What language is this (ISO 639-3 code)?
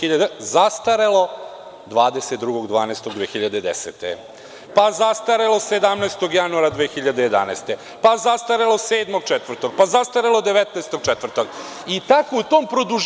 srp